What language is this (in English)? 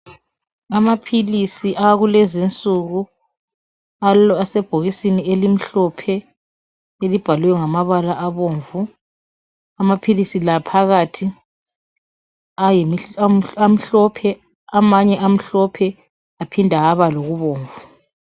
North Ndebele